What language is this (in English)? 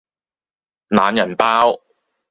Cantonese